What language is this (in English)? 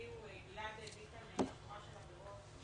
Hebrew